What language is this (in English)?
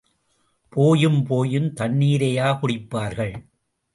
Tamil